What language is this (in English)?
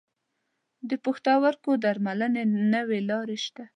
Pashto